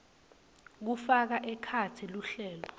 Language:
Swati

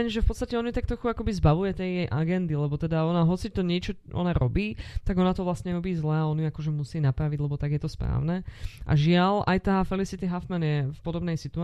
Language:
Slovak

